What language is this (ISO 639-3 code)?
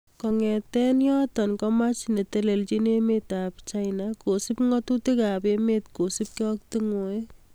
kln